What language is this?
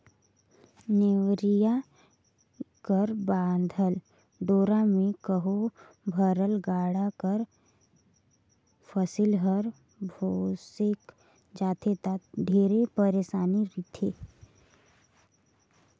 Chhattisgarhi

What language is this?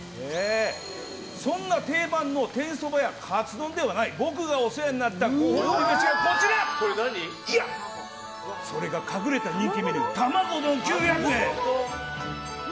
Japanese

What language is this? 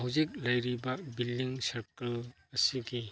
Manipuri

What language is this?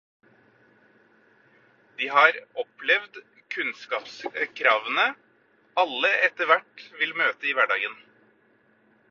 Norwegian Bokmål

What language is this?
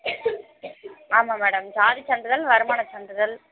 Tamil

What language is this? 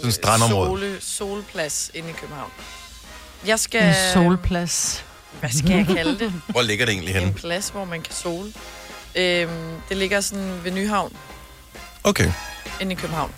Danish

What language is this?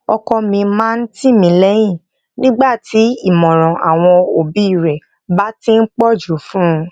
Yoruba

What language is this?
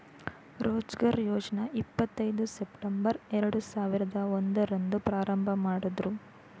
Kannada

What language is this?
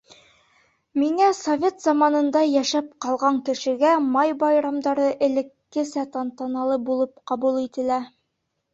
Bashkir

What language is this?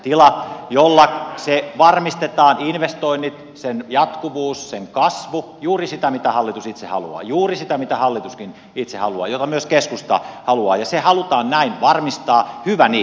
Finnish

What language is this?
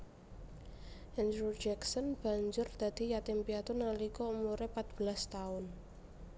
Javanese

